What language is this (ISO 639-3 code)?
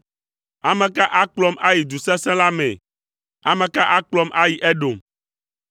ewe